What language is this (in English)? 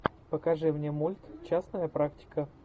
Russian